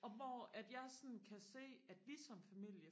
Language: Danish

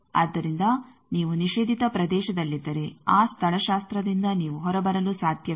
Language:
Kannada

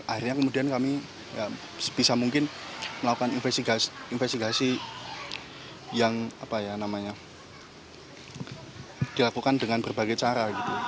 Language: Indonesian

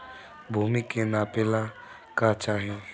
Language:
Bhojpuri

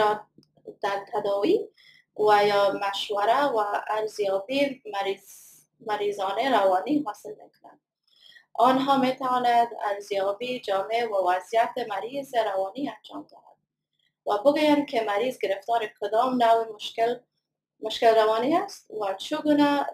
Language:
Persian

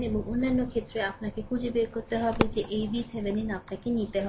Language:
Bangla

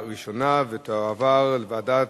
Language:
Hebrew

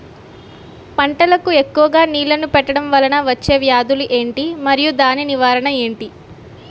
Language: Telugu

